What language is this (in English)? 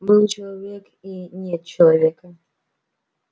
Russian